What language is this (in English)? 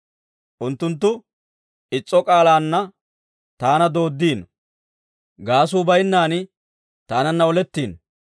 Dawro